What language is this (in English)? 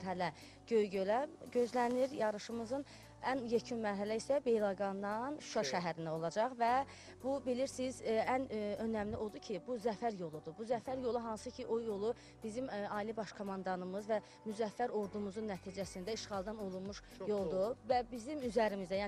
Turkish